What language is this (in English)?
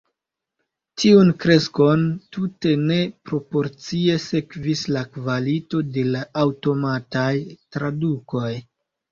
Esperanto